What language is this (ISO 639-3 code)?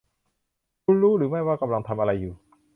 tha